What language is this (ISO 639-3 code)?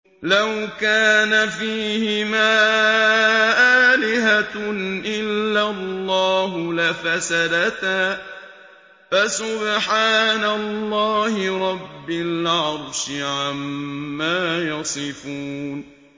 ara